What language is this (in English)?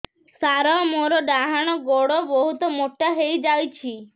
Odia